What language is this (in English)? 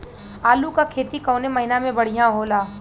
Bhojpuri